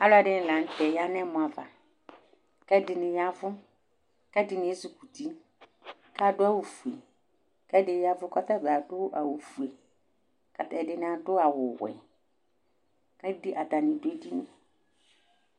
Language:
Ikposo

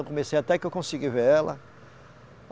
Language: Portuguese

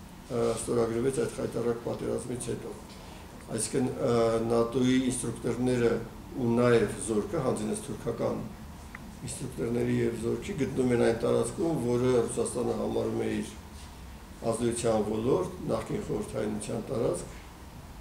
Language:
Turkish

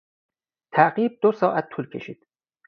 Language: Persian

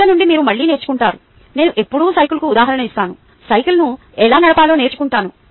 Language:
Telugu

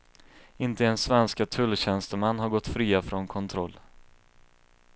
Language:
Swedish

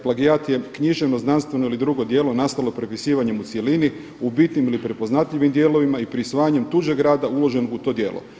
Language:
Croatian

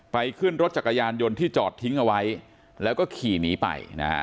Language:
Thai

